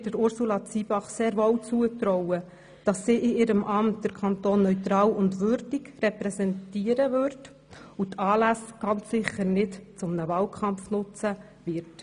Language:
Swiss German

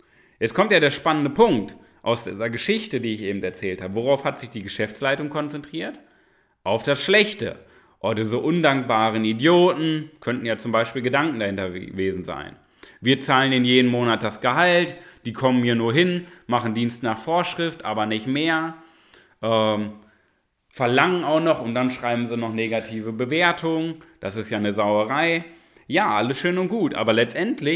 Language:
German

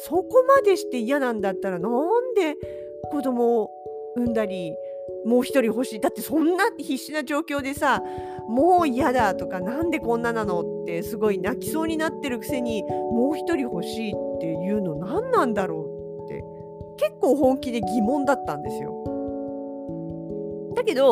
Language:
Japanese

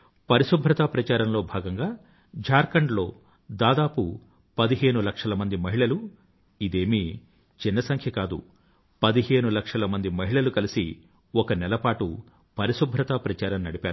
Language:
Telugu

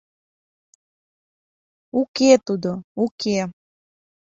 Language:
Mari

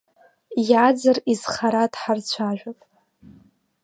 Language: Abkhazian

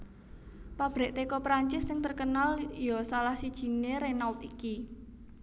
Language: Javanese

